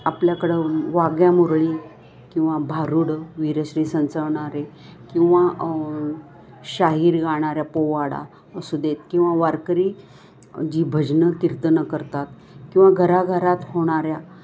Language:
Marathi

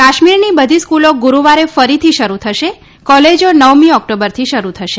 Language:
Gujarati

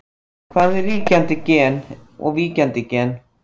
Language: Icelandic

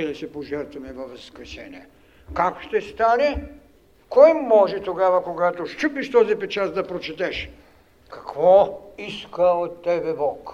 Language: Bulgarian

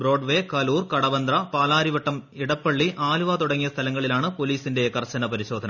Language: Malayalam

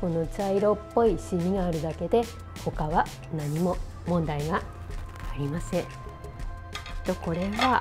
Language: Japanese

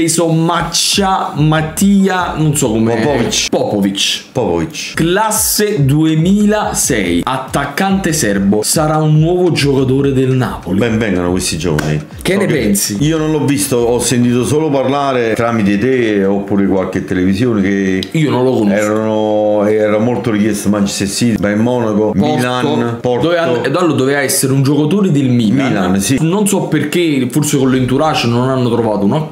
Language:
Italian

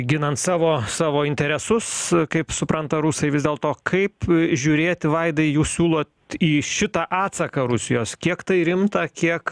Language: Lithuanian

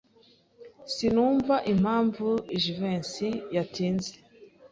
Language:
Kinyarwanda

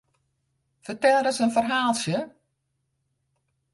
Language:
Western Frisian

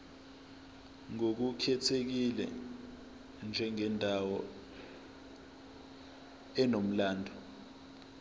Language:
Zulu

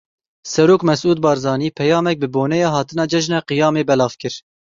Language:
Kurdish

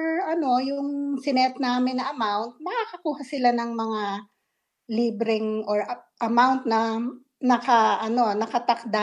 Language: Filipino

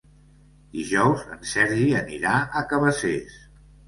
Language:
Catalan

